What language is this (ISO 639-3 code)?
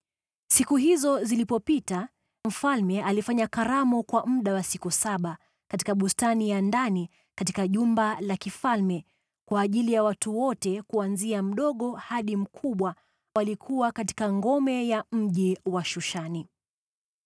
swa